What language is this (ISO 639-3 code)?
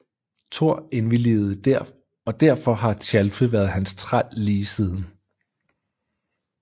dan